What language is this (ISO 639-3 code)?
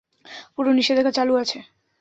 ben